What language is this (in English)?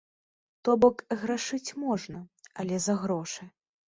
Belarusian